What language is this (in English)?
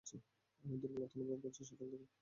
Bangla